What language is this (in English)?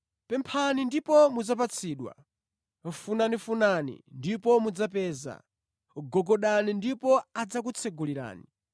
Nyanja